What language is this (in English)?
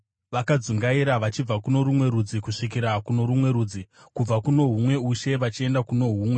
Shona